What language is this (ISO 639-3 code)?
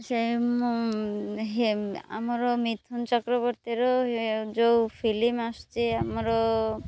ori